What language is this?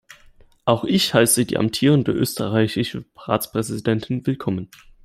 German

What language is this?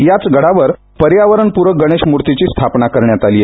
Marathi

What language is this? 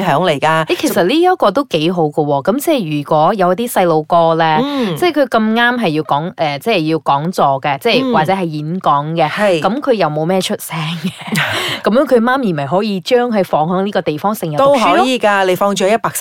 Chinese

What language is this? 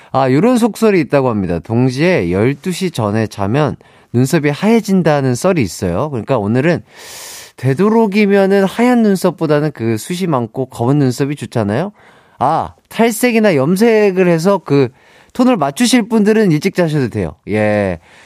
Korean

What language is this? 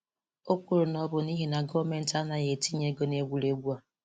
Igbo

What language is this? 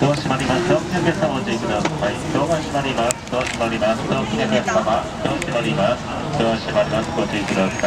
Japanese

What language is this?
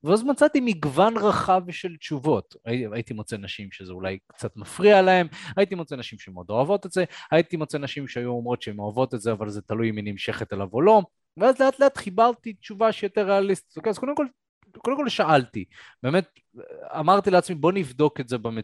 Hebrew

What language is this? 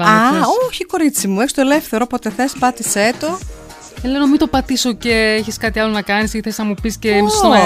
Greek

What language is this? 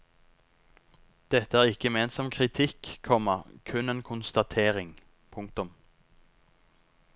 Norwegian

